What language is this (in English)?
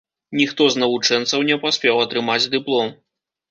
Belarusian